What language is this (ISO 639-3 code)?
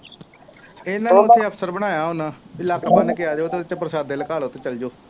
pan